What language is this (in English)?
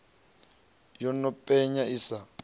Venda